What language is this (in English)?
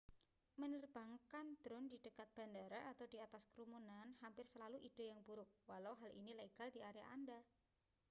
Indonesian